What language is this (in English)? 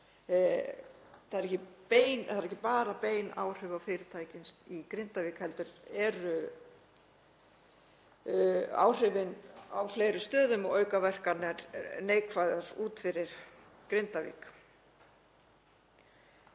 Icelandic